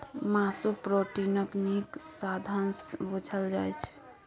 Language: Maithili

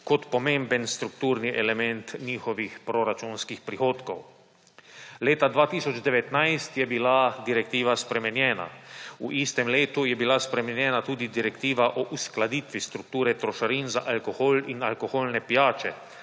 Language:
Slovenian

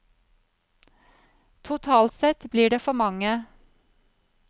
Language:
Norwegian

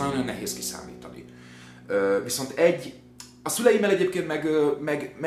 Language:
Hungarian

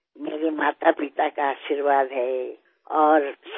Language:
Assamese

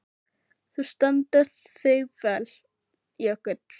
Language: Icelandic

